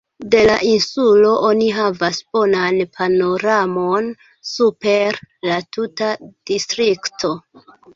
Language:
Esperanto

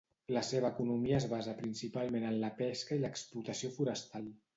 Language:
Catalan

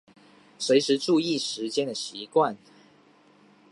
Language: Chinese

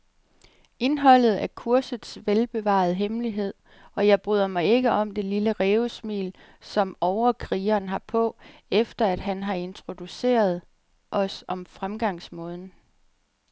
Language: Danish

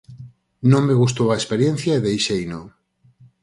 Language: Galician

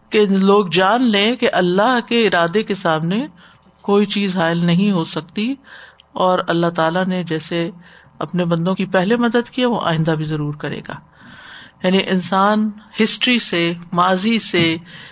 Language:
Urdu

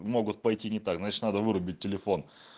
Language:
Russian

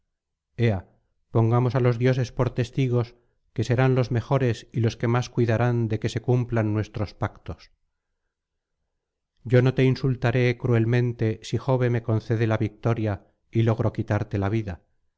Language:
Spanish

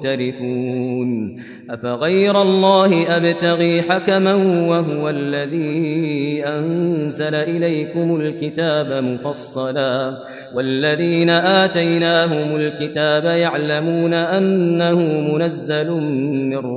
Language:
Arabic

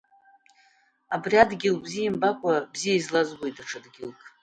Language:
Abkhazian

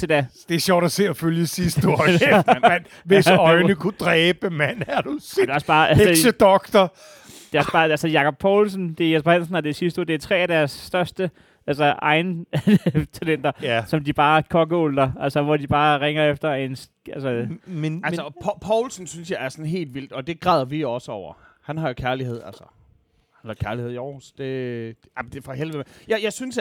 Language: Danish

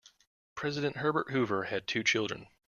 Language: English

